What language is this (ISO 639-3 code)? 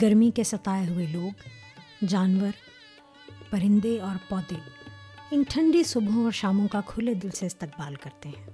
urd